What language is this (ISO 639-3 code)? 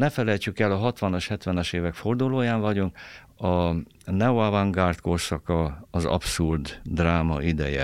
hun